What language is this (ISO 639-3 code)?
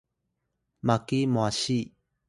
tay